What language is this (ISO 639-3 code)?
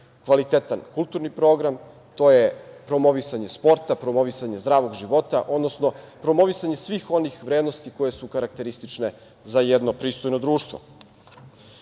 srp